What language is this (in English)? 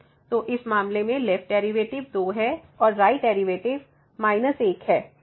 Hindi